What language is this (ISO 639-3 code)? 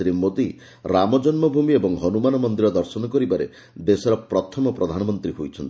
ori